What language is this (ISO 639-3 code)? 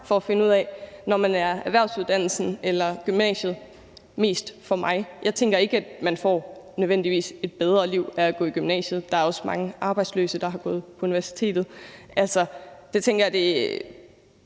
dan